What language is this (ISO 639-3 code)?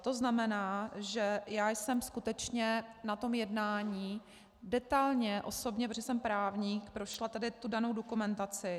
ces